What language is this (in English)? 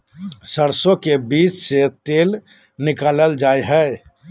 Magahi